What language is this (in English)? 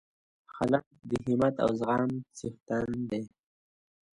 Pashto